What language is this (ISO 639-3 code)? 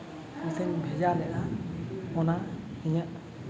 sat